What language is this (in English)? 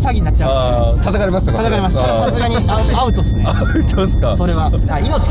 Japanese